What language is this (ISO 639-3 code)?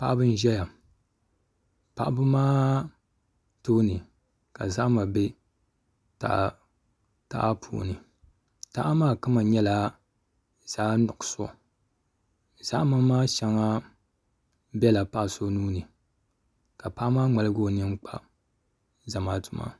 dag